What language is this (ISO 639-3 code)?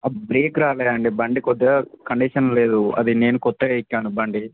tel